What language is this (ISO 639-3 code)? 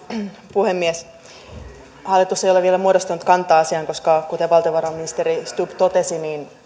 fin